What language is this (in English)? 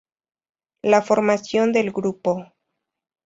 Spanish